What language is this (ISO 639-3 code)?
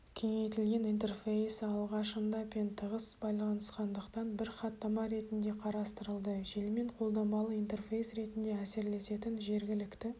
kaz